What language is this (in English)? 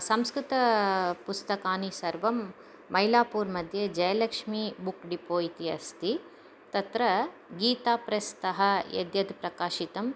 Sanskrit